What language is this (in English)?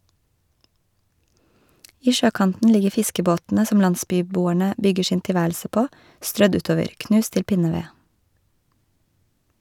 Norwegian